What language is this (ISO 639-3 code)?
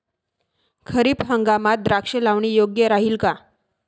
mar